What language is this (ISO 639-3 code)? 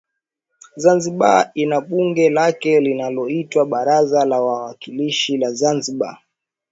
swa